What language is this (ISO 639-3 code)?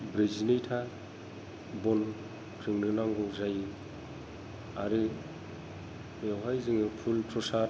brx